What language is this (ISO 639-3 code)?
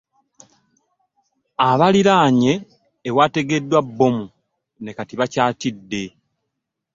lug